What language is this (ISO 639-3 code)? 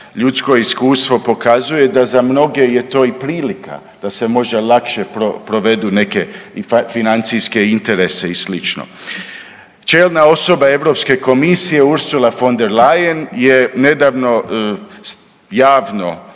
hrv